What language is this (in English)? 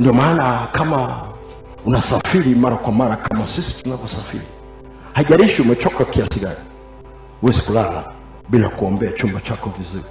Swahili